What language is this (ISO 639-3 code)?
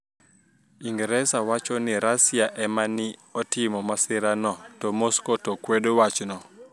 luo